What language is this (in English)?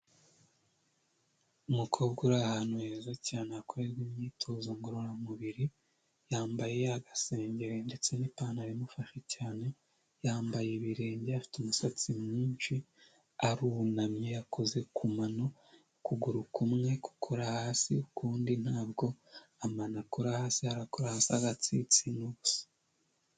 Kinyarwanda